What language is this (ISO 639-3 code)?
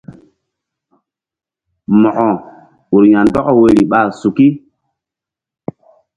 mdd